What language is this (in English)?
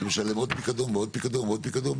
Hebrew